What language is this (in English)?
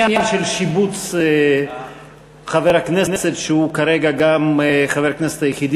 Hebrew